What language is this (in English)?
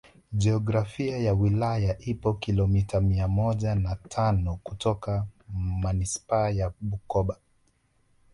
Swahili